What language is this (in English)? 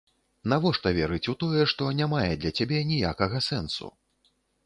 Belarusian